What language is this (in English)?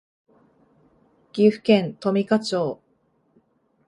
Japanese